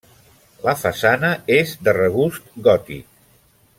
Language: Catalan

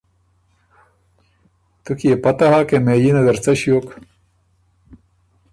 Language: Ormuri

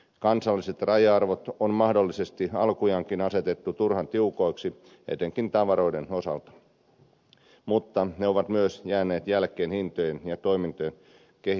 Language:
Finnish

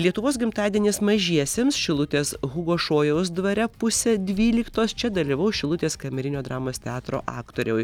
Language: Lithuanian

